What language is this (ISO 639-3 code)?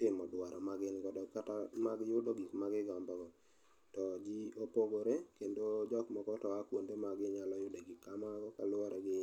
luo